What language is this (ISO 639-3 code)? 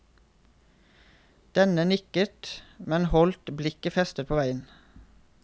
nor